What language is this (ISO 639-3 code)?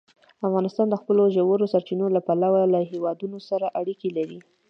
pus